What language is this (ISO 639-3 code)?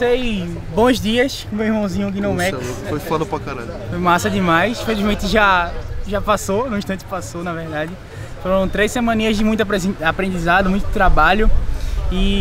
por